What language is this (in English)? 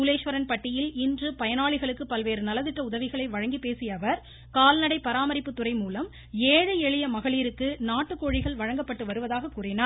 Tamil